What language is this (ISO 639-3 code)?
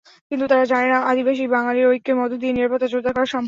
ben